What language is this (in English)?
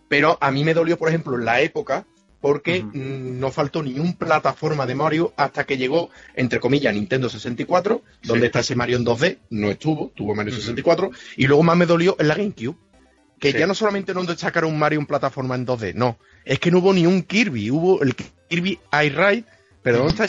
Spanish